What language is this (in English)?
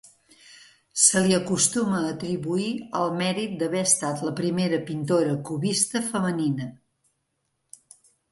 Catalan